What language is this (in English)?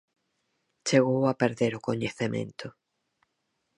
Galician